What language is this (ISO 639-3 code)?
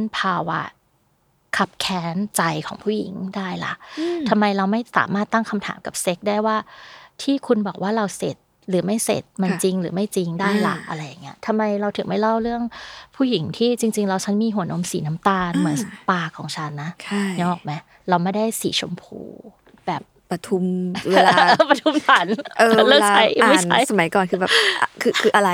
tha